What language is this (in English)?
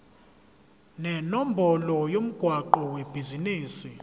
Zulu